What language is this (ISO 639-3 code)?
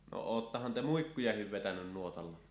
fin